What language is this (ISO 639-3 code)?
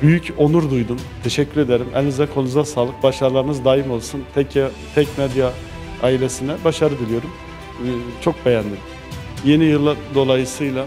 tur